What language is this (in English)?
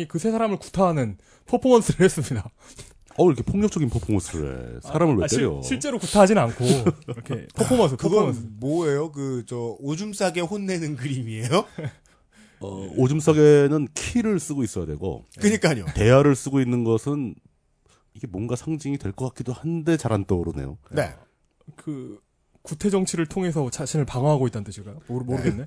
Korean